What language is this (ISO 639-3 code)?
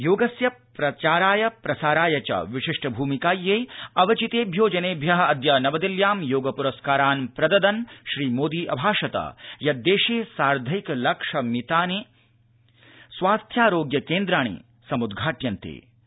san